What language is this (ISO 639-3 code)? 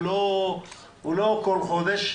heb